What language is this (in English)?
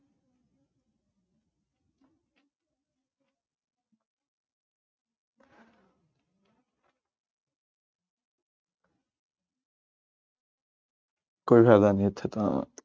Punjabi